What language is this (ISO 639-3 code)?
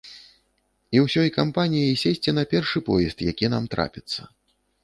bel